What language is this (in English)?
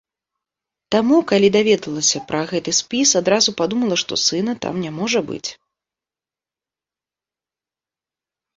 Belarusian